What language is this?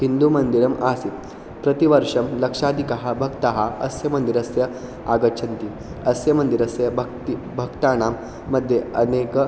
Sanskrit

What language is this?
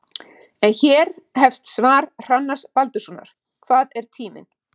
Icelandic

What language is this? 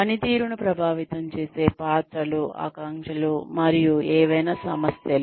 Telugu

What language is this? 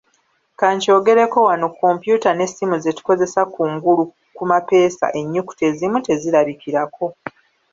Ganda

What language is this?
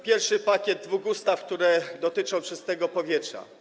Polish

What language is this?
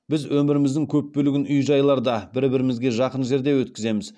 Kazakh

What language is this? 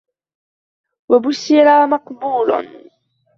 Arabic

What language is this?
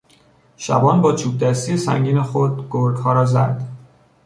Persian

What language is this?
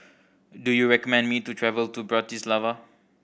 English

